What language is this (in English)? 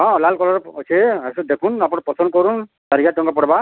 Odia